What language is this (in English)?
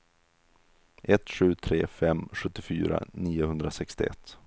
Swedish